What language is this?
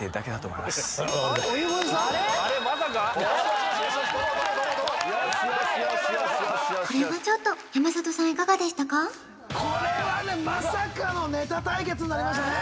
Japanese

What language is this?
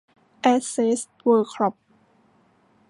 Thai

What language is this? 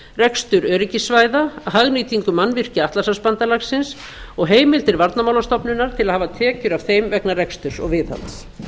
Icelandic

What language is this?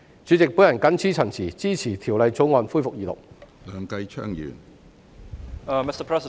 Cantonese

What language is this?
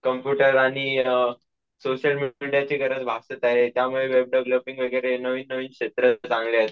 Marathi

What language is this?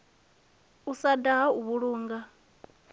Venda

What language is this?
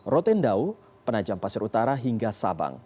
Indonesian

